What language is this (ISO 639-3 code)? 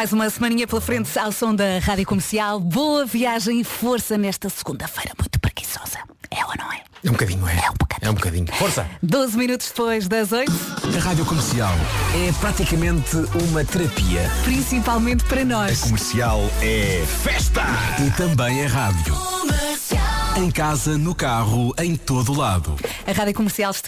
por